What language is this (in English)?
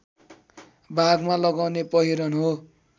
Nepali